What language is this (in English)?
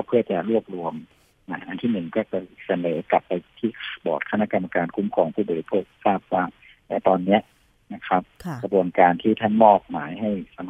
Thai